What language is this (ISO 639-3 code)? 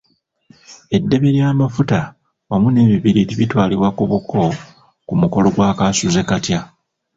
lug